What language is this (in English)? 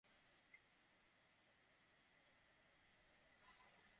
Bangla